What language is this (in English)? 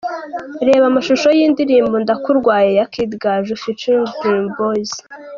Kinyarwanda